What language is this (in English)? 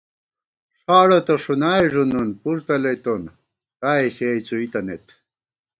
Gawar-Bati